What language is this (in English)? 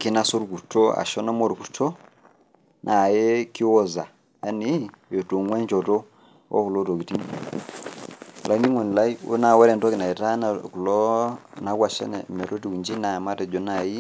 Masai